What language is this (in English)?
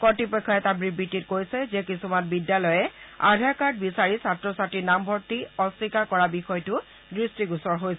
Assamese